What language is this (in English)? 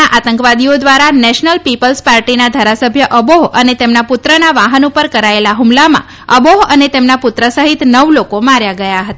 Gujarati